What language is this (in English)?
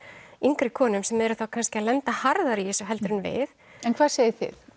Icelandic